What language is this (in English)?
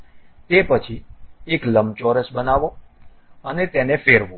Gujarati